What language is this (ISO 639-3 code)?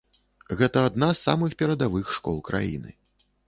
bel